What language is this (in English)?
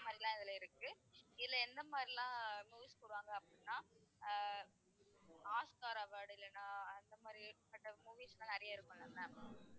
Tamil